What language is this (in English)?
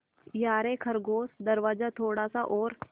Hindi